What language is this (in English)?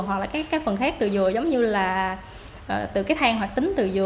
Vietnamese